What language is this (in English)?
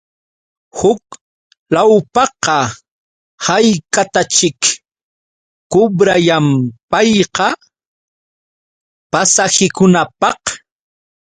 Yauyos Quechua